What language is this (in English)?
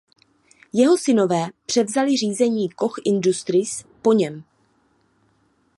Czech